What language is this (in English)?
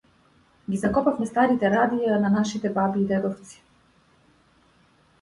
Macedonian